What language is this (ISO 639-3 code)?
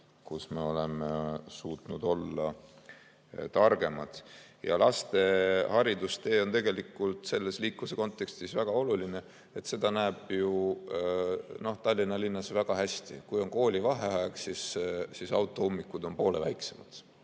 est